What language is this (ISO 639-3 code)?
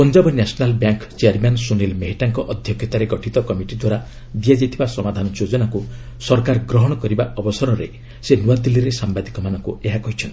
ori